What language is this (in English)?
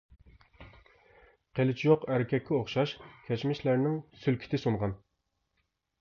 Uyghur